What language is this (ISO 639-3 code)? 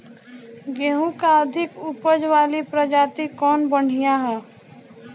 bho